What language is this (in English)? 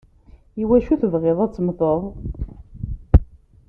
Kabyle